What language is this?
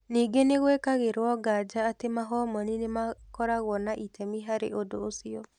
Kikuyu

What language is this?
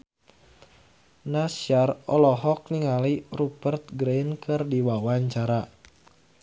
Sundanese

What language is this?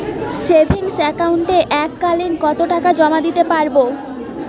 Bangla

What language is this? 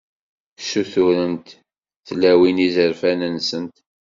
Kabyle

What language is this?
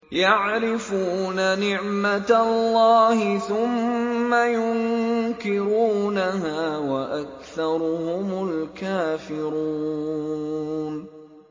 Arabic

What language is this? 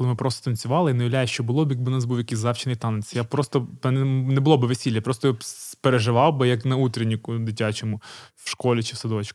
Ukrainian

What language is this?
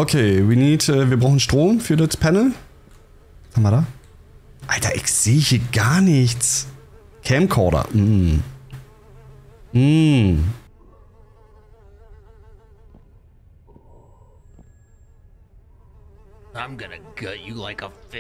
German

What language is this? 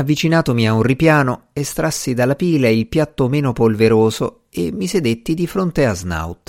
Italian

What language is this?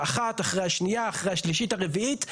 Hebrew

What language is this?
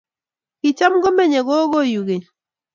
Kalenjin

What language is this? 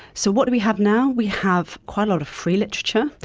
English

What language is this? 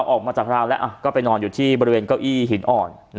Thai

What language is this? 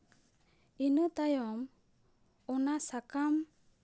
Santali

